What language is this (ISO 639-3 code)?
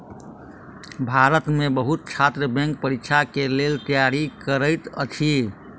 mai